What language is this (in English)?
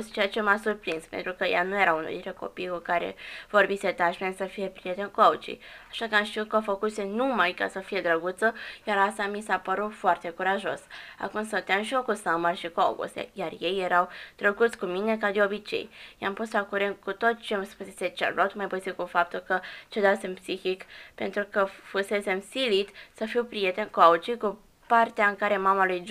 Romanian